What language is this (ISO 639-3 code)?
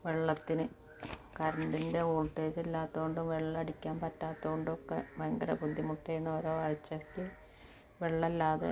mal